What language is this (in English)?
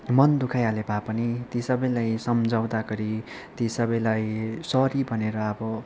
Nepali